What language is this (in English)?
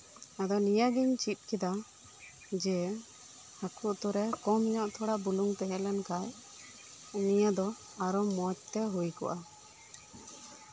Santali